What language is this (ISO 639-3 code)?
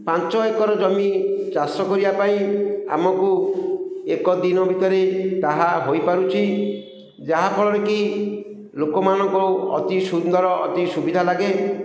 ori